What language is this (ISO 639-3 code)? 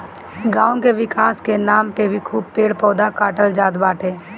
bho